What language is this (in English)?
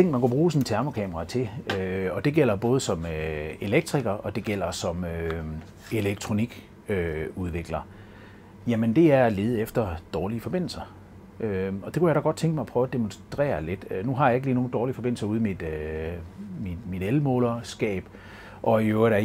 Danish